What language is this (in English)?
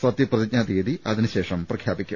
Malayalam